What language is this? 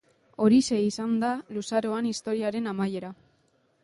Basque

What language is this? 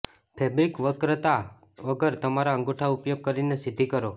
Gujarati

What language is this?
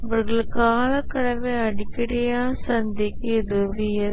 Tamil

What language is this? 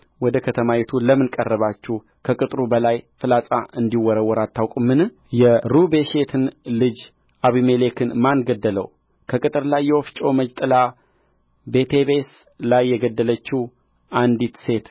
Amharic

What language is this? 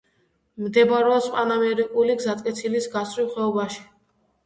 Georgian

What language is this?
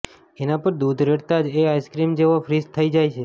Gujarati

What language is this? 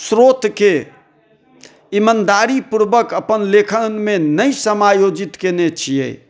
Maithili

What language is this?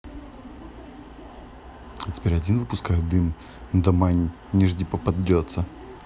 Russian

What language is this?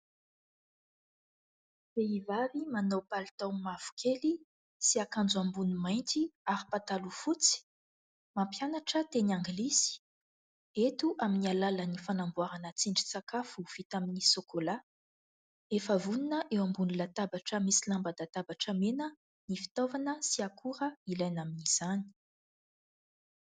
Malagasy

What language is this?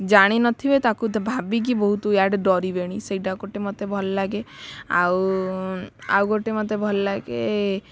Odia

